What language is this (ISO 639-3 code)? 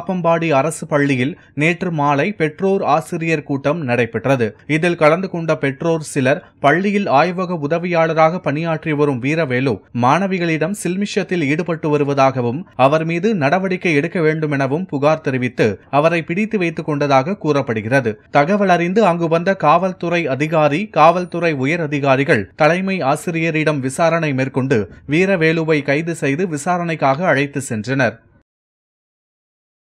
ara